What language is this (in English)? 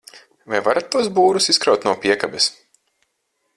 Latvian